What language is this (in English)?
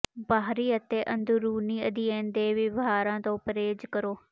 Punjabi